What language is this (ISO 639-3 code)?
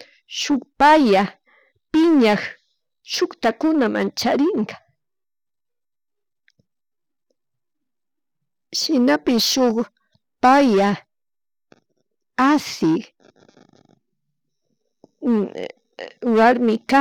qug